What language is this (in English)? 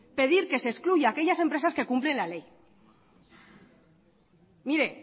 Spanish